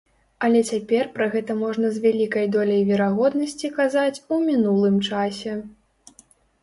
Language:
Belarusian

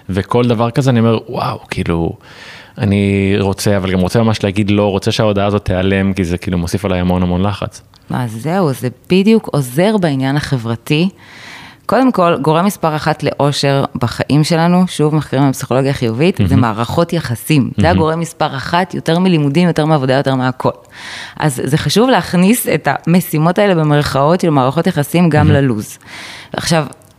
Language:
Hebrew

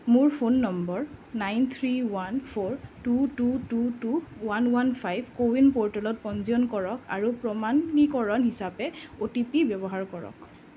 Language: Assamese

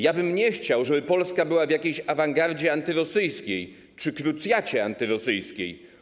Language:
Polish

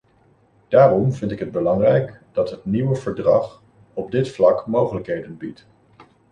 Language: Dutch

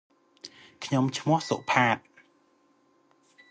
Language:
Khmer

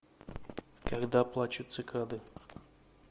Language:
Russian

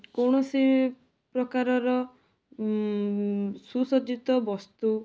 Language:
Odia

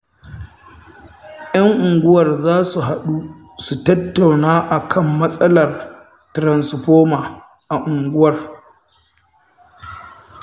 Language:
Hausa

